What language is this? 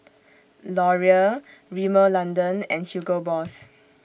English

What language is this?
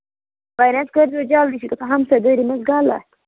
Kashmiri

